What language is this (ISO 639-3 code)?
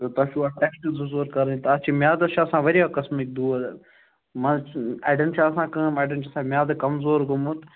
kas